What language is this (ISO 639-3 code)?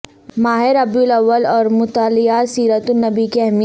urd